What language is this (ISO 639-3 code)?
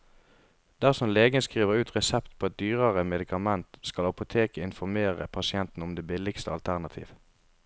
nor